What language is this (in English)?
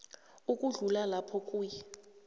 South Ndebele